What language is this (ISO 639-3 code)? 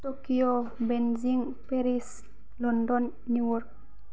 brx